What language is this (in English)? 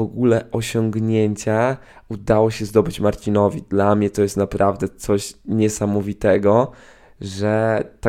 Polish